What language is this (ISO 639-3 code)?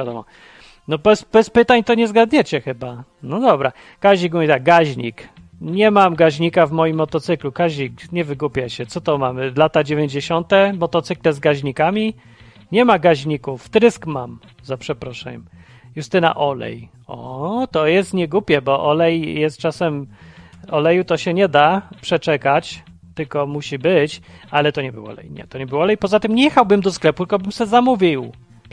pol